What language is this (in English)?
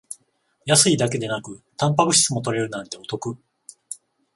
Japanese